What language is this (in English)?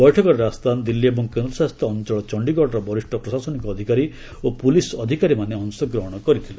Odia